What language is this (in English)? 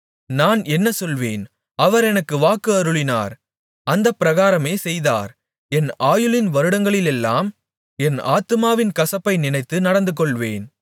Tamil